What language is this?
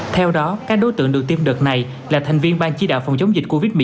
Vietnamese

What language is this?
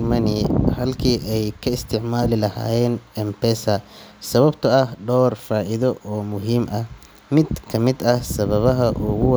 Somali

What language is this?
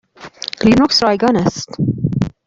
Persian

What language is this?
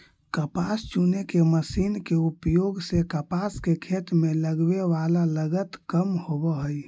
Magahi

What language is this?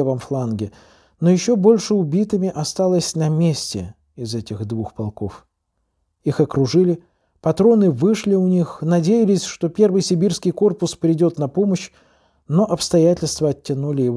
Russian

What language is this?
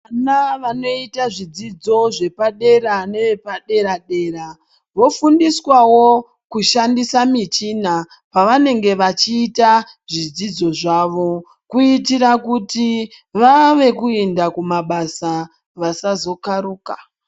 Ndau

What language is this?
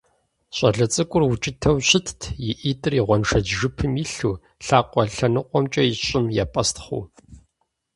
Kabardian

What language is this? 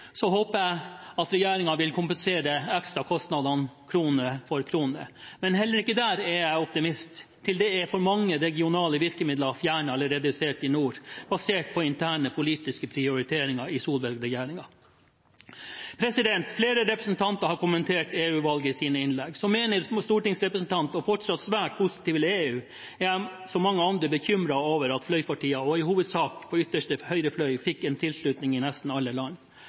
Norwegian Bokmål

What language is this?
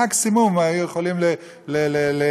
Hebrew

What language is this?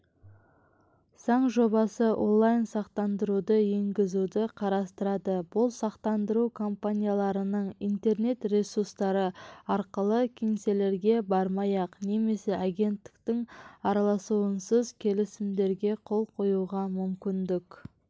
Kazakh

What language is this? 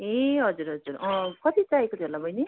Nepali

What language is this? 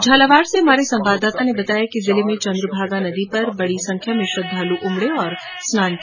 Hindi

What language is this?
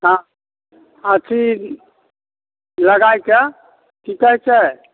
Maithili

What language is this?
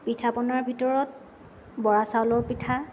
Assamese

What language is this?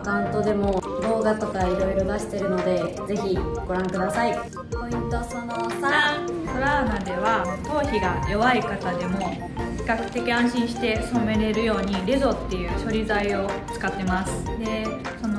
Japanese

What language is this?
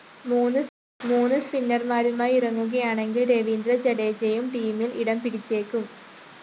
Malayalam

